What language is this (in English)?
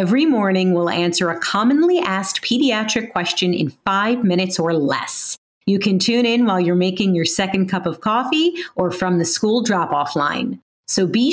English